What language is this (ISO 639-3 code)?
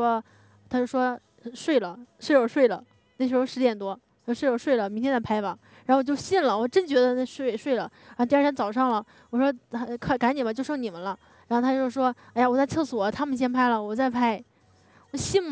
zho